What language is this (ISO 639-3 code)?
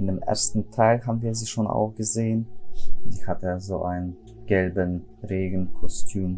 deu